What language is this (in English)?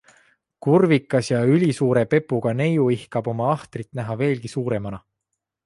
Estonian